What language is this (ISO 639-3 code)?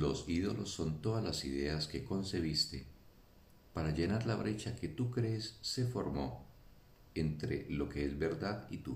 spa